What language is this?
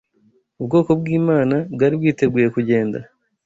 Kinyarwanda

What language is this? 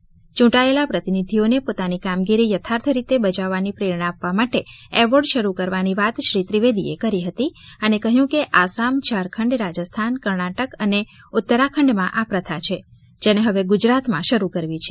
Gujarati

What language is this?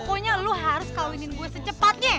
Indonesian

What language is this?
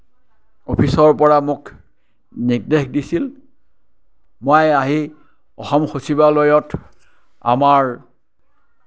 Assamese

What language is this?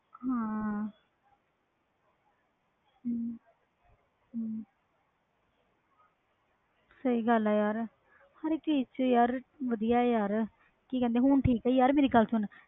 Punjabi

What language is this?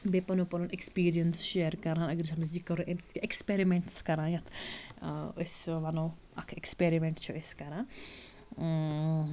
Kashmiri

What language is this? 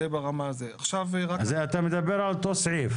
Hebrew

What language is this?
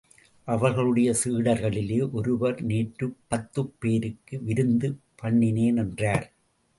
Tamil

